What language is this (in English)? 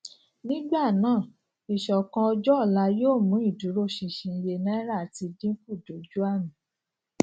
Yoruba